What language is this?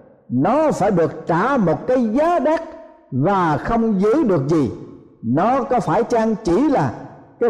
Vietnamese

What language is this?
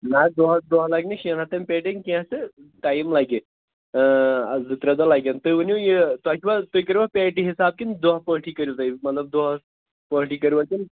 Kashmiri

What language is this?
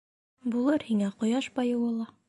Bashkir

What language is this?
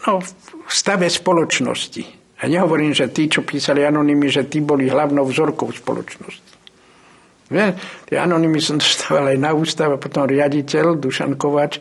Slovak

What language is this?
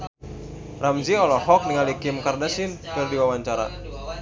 Sundanese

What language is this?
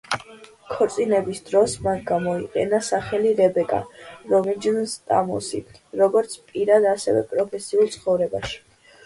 Georgian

